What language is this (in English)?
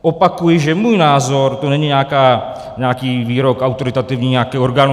Czech